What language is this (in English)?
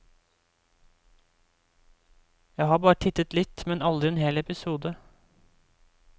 Norwegian